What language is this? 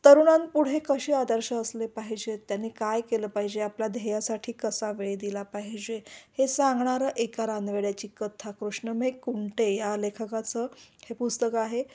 Marathi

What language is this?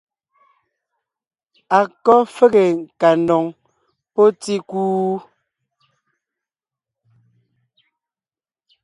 Ngiemboon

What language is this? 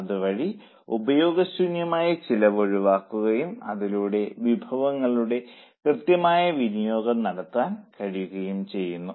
Malayalam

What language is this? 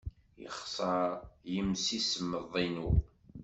Kabyle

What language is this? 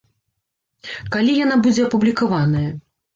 Belarusian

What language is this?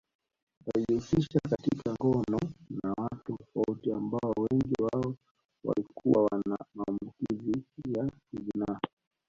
Swahili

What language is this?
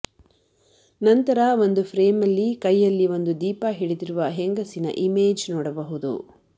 Kannada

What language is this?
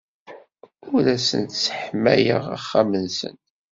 Kabyle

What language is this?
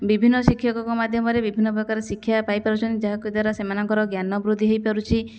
Odia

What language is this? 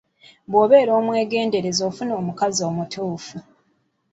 Ganda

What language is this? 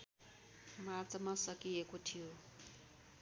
Nepali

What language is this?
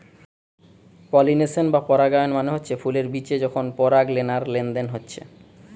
Bangla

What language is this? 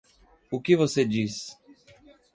Portuguese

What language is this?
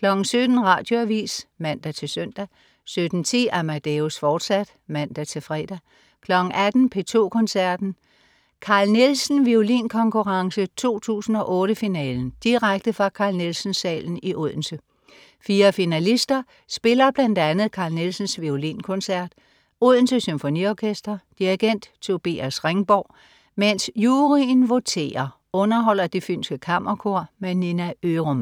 Danish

